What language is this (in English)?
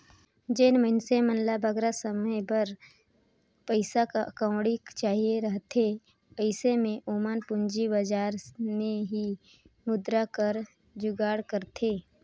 Chhattisgarhi